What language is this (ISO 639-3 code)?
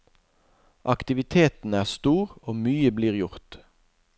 nor